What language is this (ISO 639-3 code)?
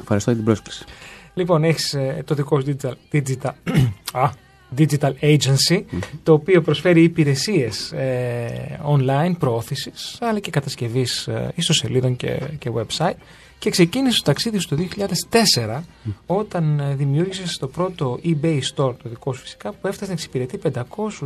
ell